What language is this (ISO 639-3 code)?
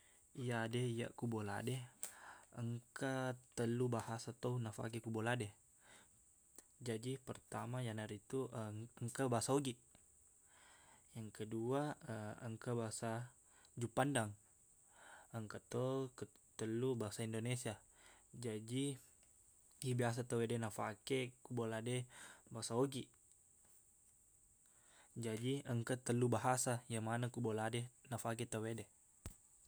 bug